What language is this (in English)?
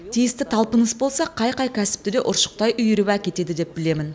Kazakh